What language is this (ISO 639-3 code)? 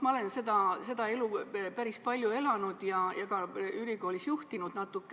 est